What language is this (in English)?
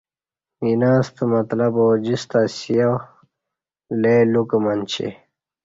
Kati